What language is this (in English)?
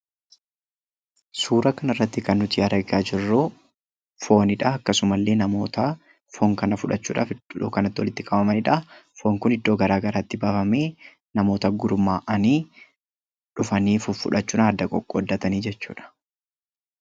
Oromo